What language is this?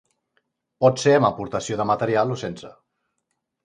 Catalan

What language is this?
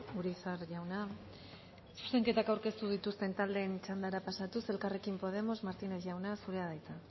Basque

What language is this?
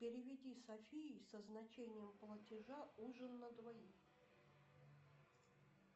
Russian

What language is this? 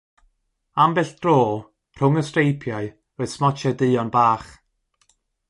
Welsh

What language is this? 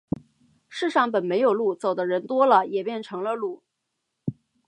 Chinese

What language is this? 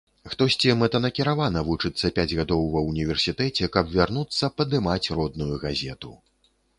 Belarusian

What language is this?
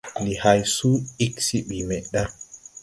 Tupuri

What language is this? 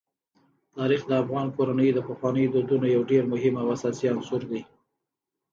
Pashto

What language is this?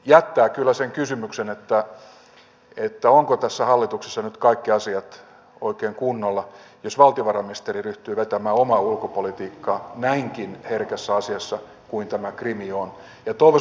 Finnish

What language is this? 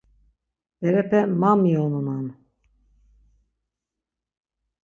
Laz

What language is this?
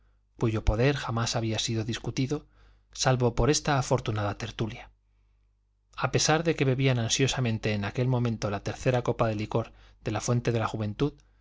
Spanish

